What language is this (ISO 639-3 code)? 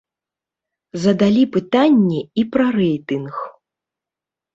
bel